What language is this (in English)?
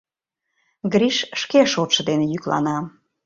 Mari